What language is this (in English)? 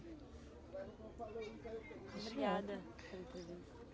Portuguese